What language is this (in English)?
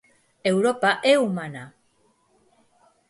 Galician